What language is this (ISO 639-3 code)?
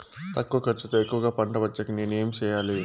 tel